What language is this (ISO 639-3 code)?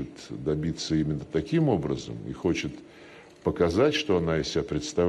ell